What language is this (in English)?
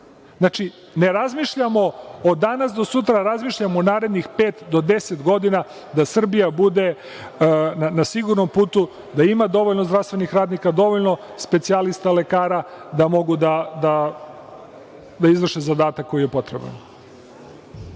Serbian